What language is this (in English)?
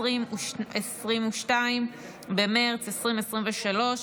Hebrew